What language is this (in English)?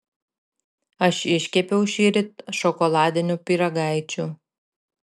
Lithuanian